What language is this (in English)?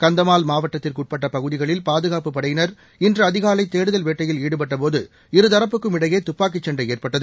Tamil